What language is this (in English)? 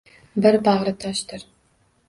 Uzbek